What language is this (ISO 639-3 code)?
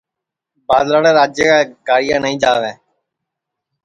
ssi